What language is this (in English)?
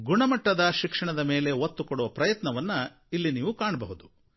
Kannada